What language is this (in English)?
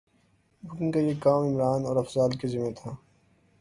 Urdu